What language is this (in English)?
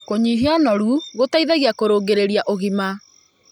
Kikuyu